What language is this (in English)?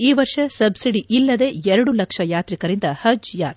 Kannada